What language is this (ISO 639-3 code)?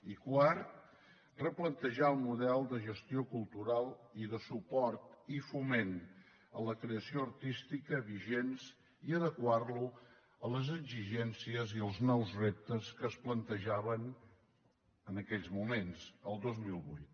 cat